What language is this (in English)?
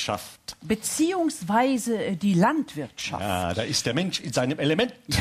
German